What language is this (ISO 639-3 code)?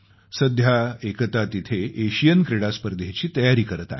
mar